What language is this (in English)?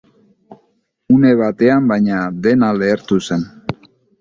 Basque